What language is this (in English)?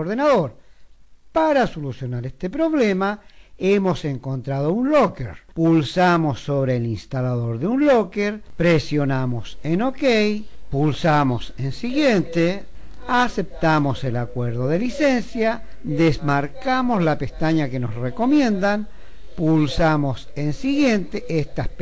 Spanish